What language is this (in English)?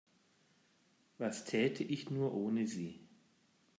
German